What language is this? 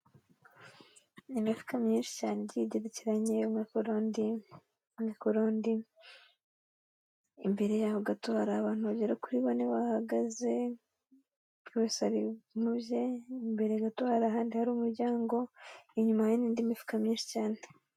Kinyarwanda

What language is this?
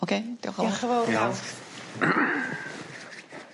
Welsh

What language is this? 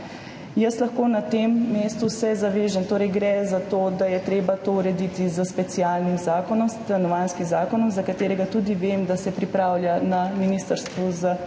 Slovenian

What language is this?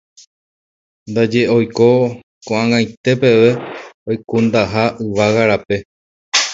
Guarani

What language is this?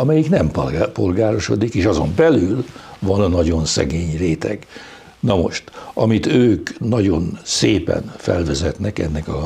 Hungarian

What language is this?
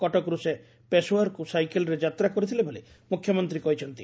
Odia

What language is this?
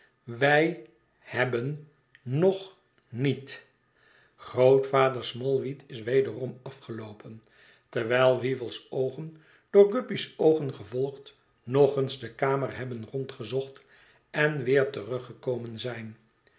Dutch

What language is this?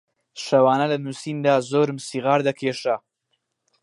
Central Kurdish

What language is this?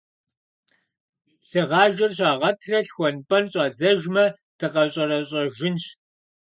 Kabardian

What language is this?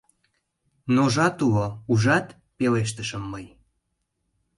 Mari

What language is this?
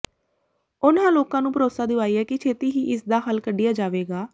Punjabi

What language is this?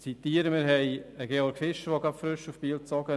Swiss German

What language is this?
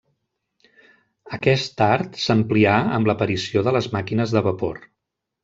Catalan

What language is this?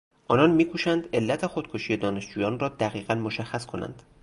Persian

